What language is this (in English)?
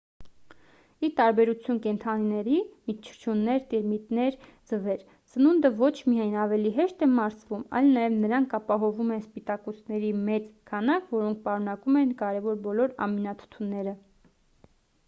Armenian